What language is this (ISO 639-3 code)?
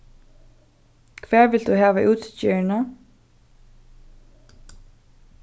fao